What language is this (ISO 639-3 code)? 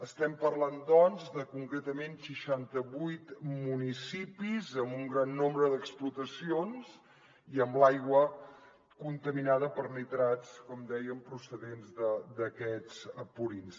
cat